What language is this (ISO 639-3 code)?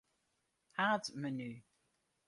fry